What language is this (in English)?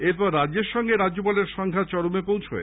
Bangla